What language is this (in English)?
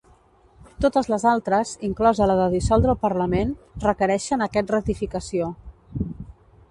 Catalan